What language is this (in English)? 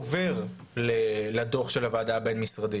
Hebrew